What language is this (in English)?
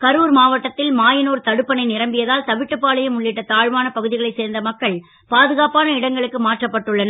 Tamil